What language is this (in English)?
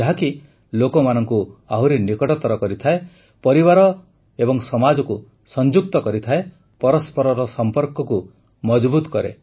Odia